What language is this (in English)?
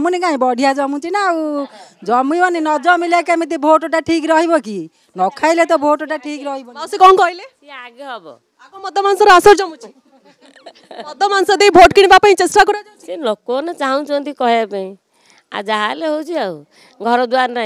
Hindi